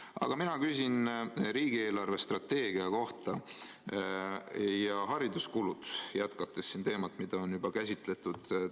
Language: Estonian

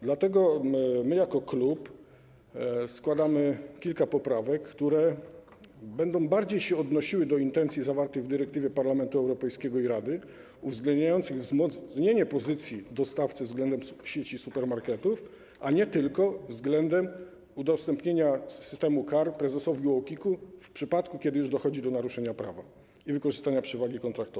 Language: Polish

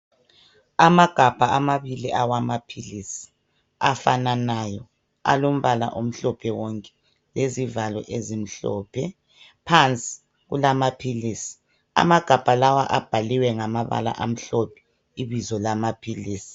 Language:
North Ndebele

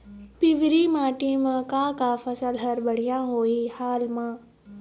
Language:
Chhattisgarhi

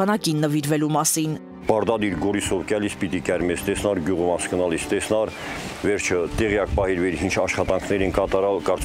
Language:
Turkish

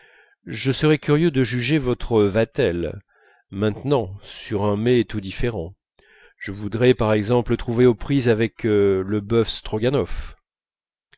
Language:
French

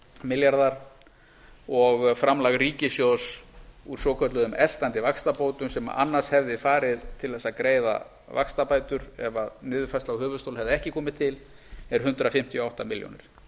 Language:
Icelandic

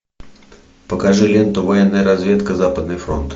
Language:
Russian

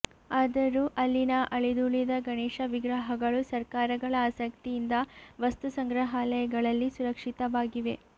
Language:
Kannada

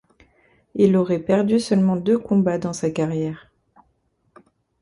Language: French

